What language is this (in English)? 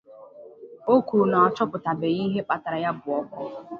Igbo